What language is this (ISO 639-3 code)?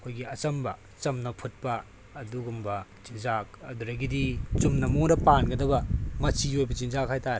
mni